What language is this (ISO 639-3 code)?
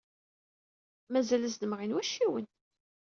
kab